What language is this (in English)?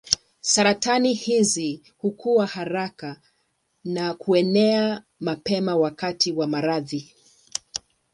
Swahili